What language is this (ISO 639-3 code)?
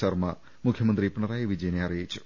mal